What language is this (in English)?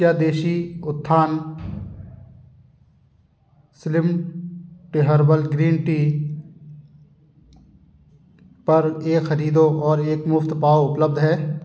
Hindi